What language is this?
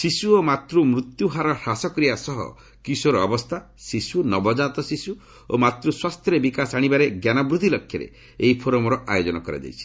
Odia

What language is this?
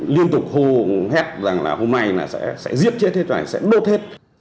Vietnamese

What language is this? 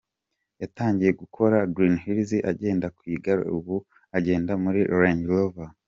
Kinyarwanda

